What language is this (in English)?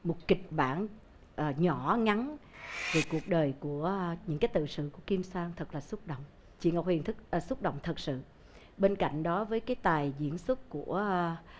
Vietnamese